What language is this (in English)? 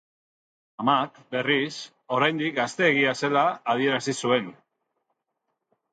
Basque